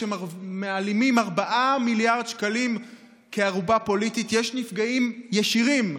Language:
Hebrew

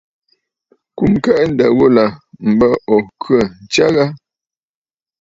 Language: Bafut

